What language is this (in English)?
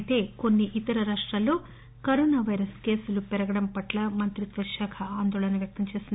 Telugu